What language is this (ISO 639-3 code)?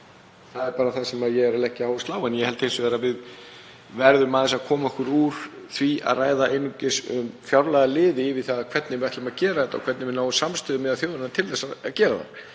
isl